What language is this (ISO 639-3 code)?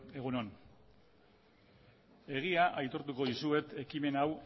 eus